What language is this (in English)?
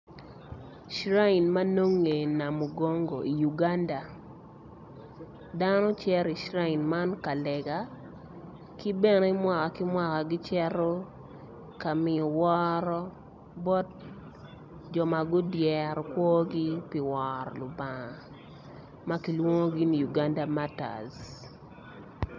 Acoli